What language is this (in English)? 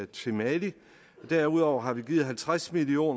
Danish